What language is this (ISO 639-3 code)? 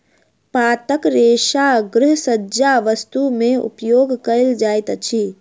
mai